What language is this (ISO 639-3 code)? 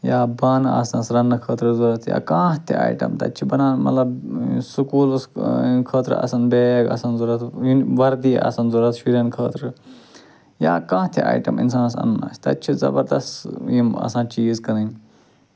kas